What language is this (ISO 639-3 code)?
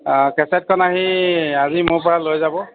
asm